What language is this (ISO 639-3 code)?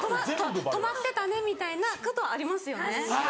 jpn